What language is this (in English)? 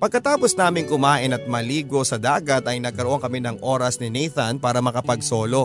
Filipino